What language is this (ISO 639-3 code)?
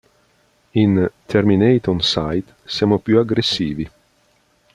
ita